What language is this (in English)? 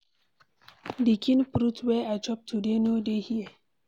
Nigerian Pidgin